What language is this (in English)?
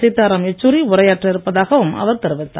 Tamil